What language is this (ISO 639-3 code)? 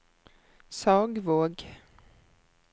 nor